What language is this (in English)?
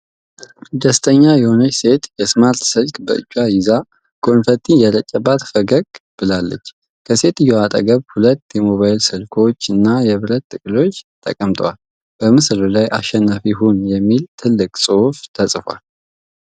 Amharic